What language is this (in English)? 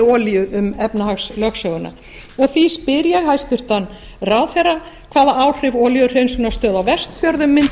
Icelandic